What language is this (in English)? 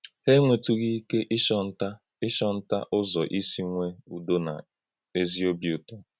Igbo